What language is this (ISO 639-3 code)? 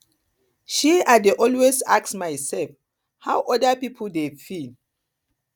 pcm